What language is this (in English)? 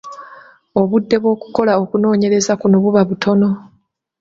Ganda